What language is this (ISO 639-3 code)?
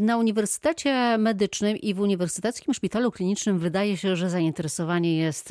pol